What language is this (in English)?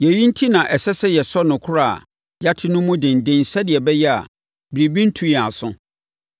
Akan